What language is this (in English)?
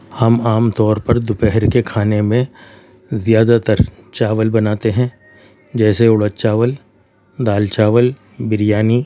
Urdu